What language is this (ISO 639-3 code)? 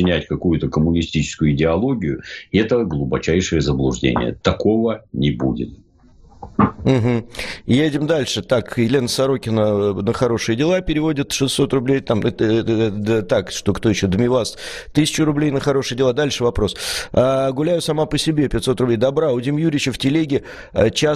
rus